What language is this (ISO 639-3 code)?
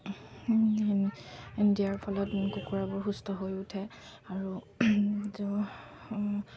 asm